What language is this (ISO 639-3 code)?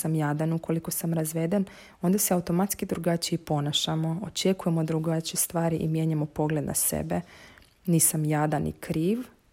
hrv